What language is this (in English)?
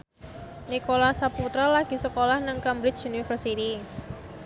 Javanese